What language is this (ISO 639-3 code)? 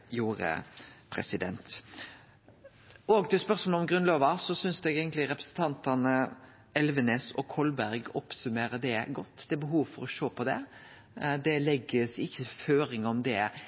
nno